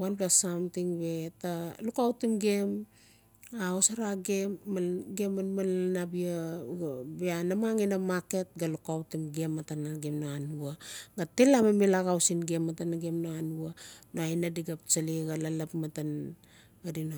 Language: Notsi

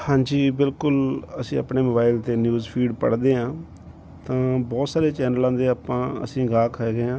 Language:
Punjabi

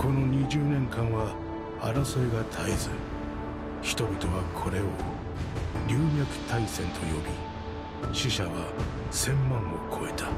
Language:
Japanese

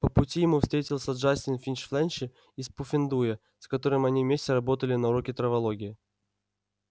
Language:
Russian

